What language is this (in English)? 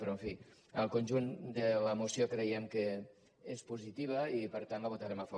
Catalan